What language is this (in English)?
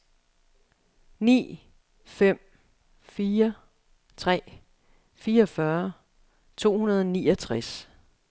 Danish